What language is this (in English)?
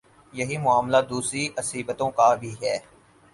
Urdu